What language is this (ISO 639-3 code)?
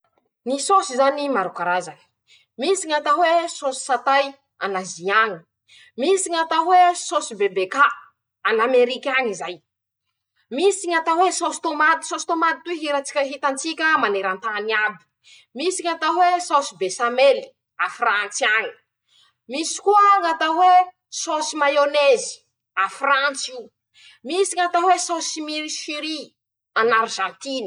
msh